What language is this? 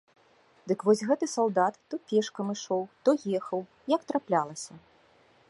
Belarusian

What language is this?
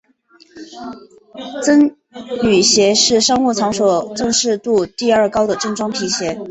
Chinese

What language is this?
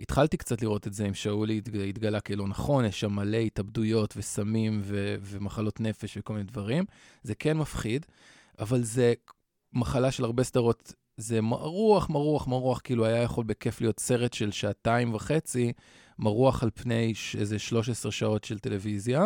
Hebrew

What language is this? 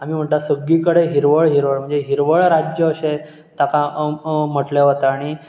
Konkani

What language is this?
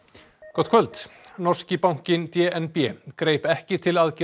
Icelandic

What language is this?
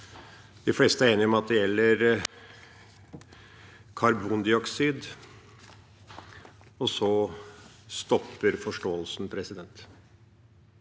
Norwegian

